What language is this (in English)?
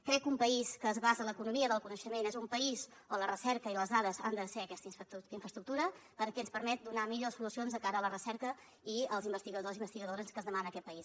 Catalan